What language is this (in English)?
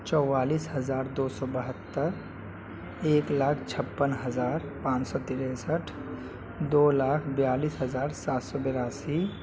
Urdu